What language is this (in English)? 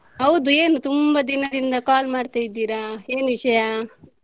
Kannada